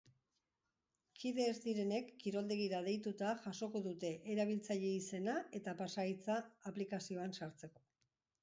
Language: Basque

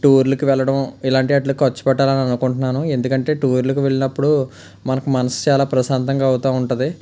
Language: Telugu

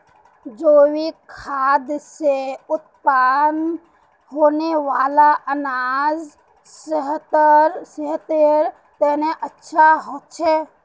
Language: Magahi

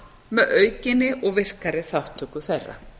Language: Icelandic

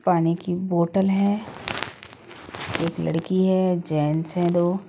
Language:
Hindi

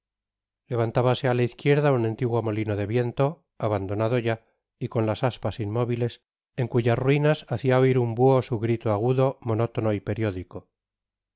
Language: Spanish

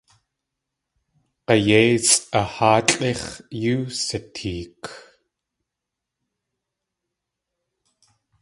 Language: Tlingit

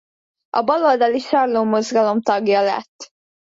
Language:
Hungarian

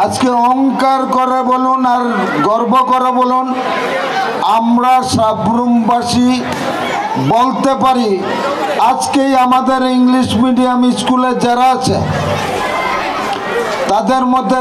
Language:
Arabic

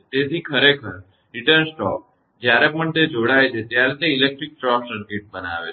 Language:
Gujarati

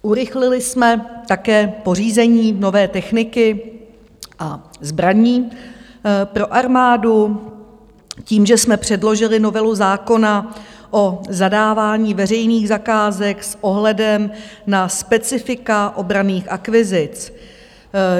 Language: Czech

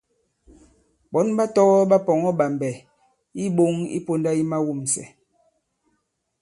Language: Bankon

